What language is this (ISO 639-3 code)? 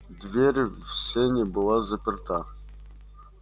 rus